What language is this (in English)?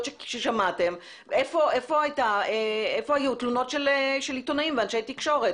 Hebrew